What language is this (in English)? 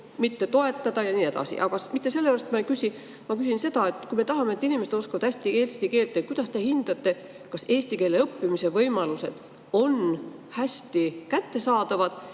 Estonian